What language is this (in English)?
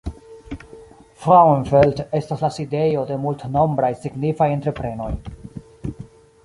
Esperanto